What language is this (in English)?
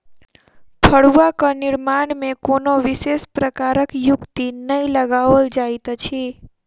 Maithili